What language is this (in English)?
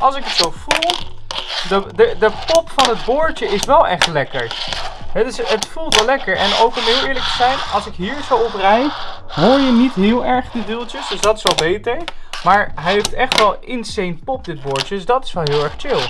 Dutch